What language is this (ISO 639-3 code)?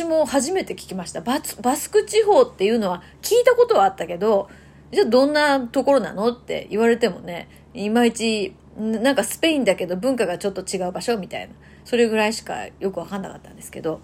jpn